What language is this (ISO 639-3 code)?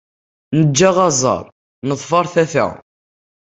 kab